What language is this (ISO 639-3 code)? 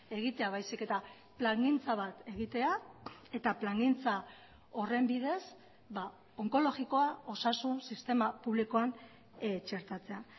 eus